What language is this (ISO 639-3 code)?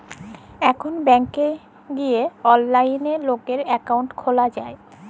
ben